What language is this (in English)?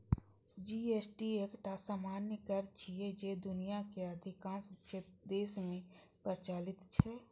Maithili